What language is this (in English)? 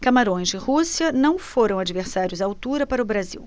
Portuguese